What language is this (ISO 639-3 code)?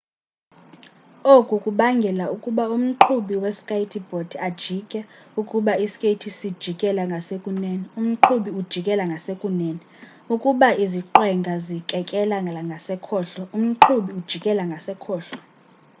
xho